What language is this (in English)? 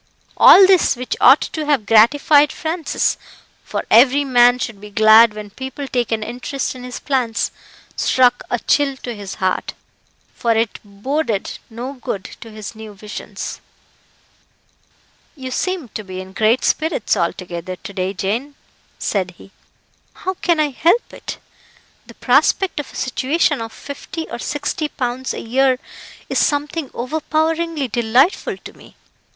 English